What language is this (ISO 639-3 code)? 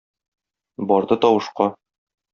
tat